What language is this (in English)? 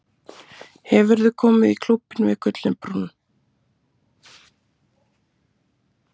Icelandic